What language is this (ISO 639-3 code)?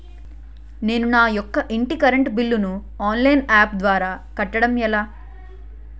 tel